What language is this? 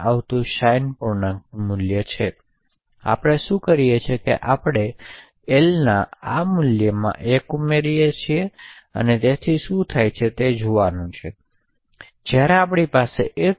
Gujarati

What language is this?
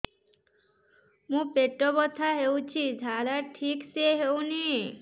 Odia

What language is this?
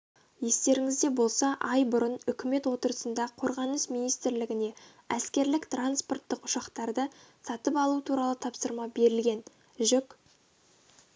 Kazakh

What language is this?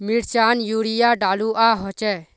Magahi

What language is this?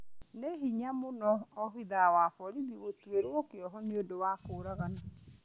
Kikuyu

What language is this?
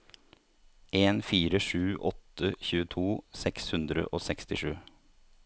Norwegian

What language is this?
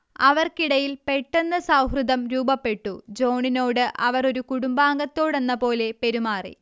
Malayalam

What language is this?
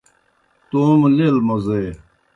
Kohistani Shina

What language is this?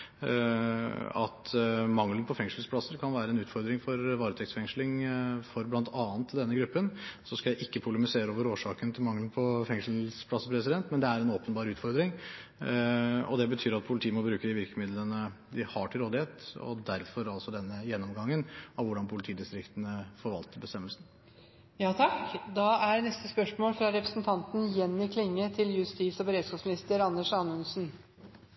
Norwegian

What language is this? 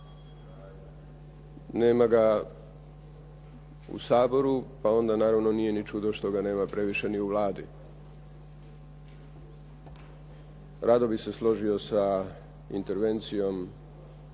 Croatian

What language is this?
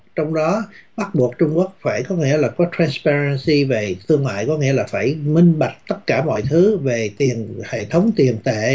Vietnamese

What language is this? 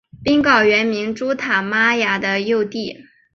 Chinese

